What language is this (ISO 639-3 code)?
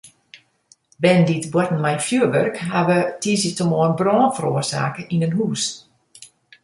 fry